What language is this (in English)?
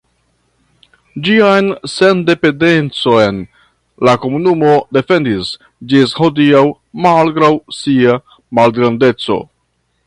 Esperanto